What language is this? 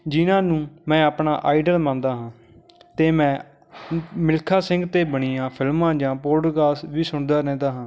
Punjabi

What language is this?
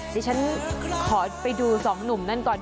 Thai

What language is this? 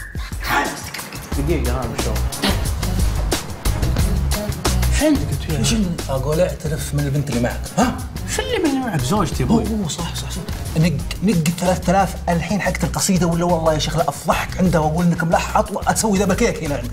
Arabic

